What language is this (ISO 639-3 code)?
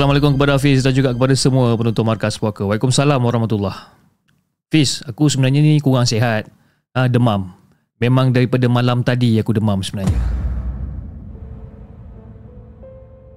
msa